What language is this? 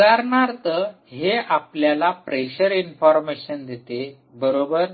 Marathi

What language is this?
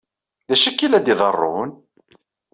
Kabyle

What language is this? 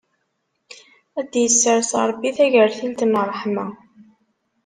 Kabyle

